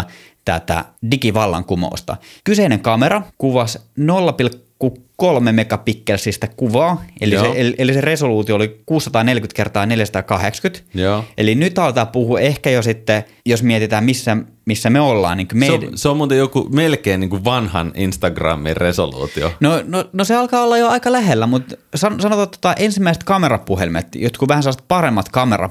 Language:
Finnish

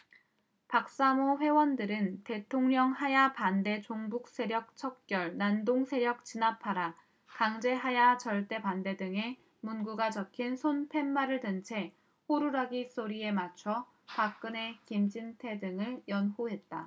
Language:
Korean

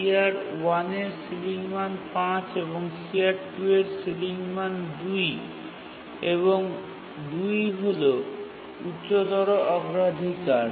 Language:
Bangla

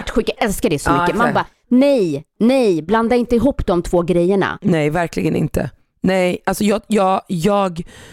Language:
Swedish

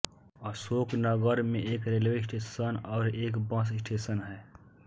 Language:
Hindi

